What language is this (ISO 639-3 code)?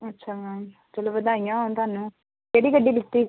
pan